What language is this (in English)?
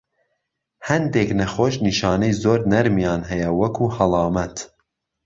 Central Kurdish